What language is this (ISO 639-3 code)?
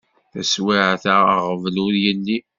kab